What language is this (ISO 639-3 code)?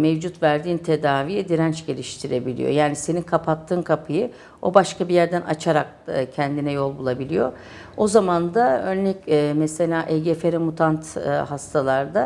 tur